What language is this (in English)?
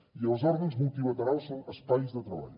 Catalan